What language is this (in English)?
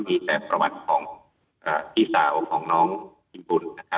Thai